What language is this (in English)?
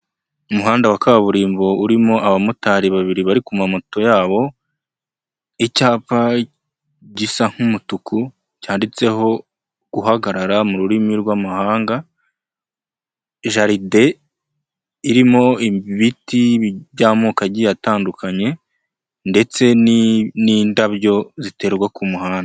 Kinyarwanda